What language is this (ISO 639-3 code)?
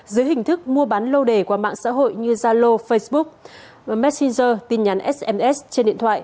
vie